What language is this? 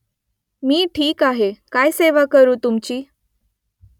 Marathi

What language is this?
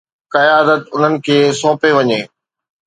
Sindhi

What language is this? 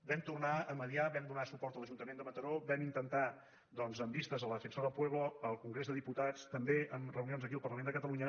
Catalan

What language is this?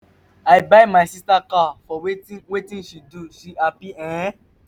Nigerian Pidgin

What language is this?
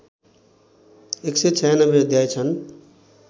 Nepali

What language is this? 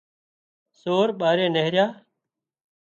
Wadiyara Koli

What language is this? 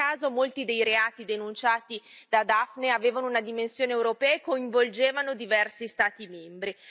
Italian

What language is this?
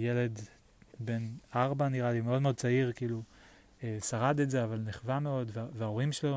Hebrew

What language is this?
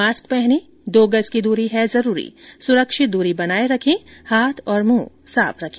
Hindi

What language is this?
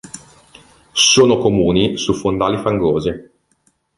Italian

